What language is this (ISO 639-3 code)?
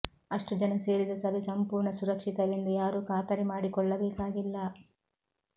kan